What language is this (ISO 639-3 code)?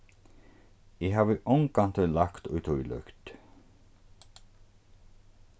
fao